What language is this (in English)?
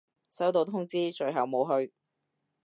Cantonese